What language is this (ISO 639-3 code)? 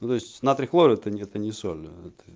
rus